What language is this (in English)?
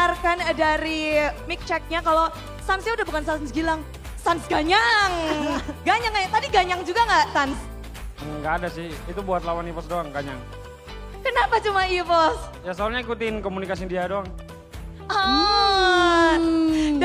Indonesian